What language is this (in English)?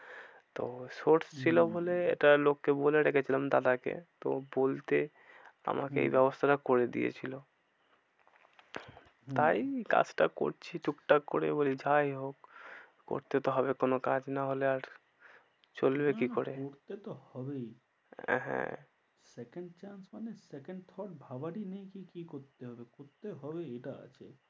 Bangla